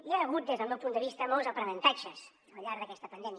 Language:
Catalan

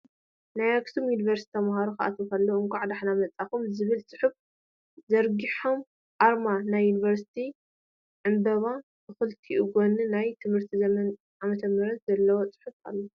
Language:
Tigrinya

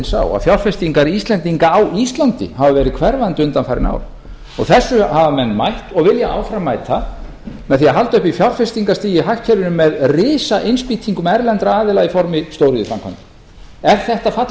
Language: Icelandic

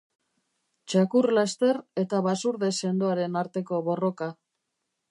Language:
Basque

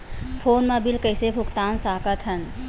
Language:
Chhattisgarhi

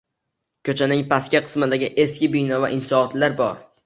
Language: Uzbek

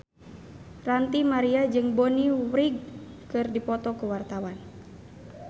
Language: Sundanese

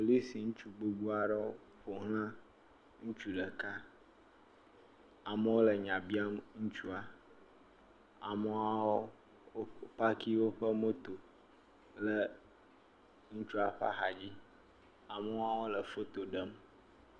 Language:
Ewe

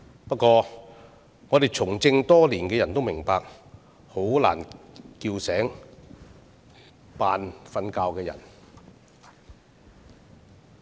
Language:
Cantonese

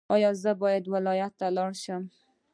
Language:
Pashto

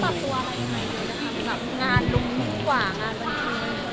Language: Thai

